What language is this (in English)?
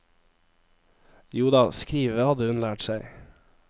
Norwegian